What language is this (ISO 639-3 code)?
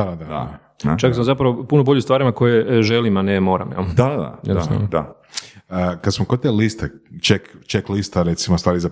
hrv